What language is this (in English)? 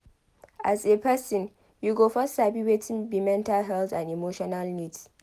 Nigerian Pidgin